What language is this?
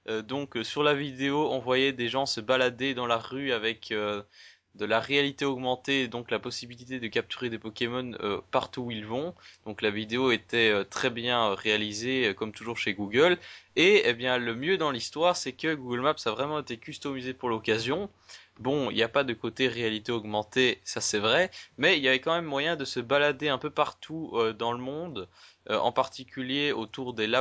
French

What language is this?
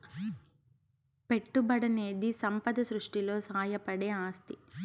Telugu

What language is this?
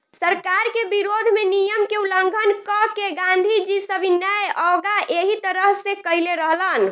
Bhojpuri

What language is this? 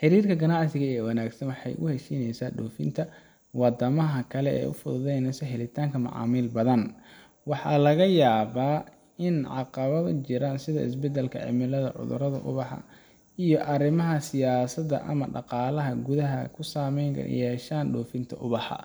Somali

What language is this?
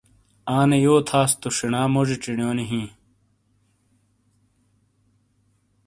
Shina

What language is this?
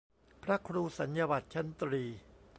Thai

